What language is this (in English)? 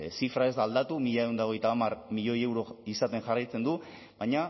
Basque